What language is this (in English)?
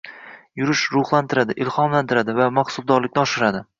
Uzbek